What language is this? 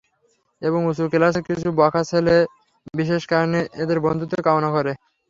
Bangla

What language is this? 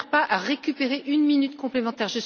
French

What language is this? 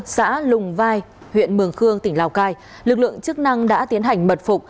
Vietnamese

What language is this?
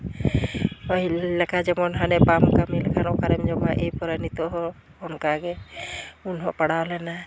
Santali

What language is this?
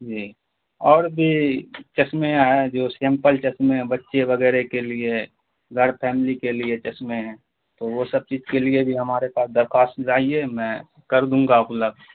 Urdu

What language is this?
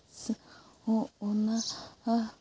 Santali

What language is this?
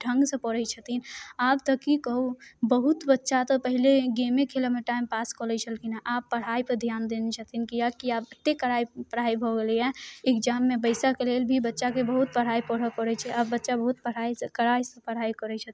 Maithili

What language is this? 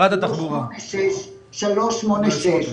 Hebrew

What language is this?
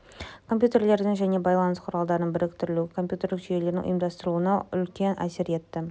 Kazakh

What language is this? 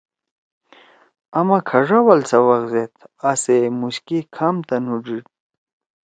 Torwali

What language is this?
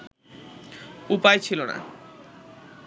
Bangla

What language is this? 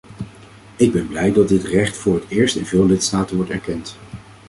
Dutch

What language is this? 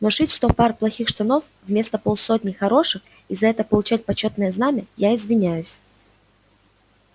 Russian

